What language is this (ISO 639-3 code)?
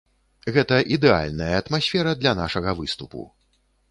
bel